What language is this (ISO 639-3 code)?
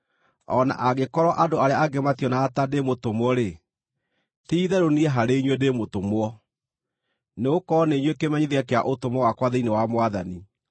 kik